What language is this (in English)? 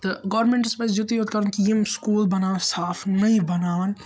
Kashmiri